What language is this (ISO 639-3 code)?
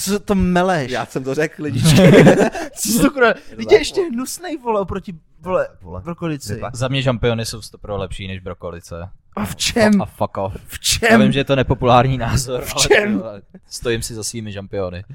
ces